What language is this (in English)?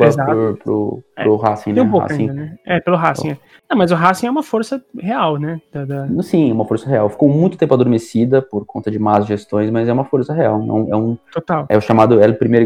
Portuguese